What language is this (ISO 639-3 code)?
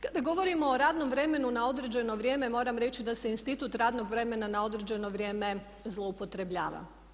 hrv